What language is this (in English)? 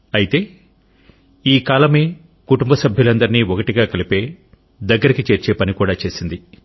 Telugu